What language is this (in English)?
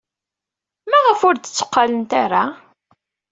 Kabyle